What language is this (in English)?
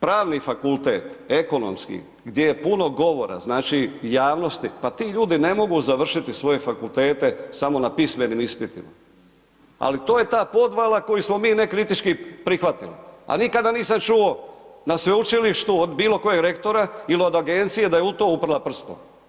Croatian